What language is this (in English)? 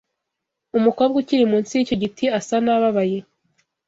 Kinyarwanda